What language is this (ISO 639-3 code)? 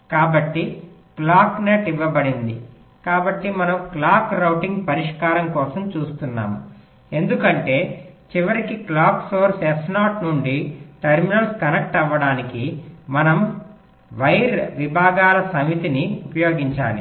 tel